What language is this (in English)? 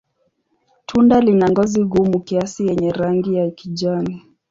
Swahili